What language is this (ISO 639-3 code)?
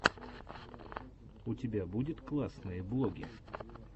rus